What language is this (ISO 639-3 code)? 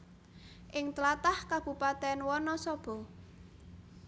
jav